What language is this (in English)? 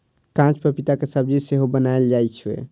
Maithili